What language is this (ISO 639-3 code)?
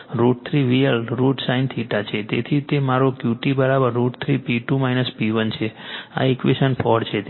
guj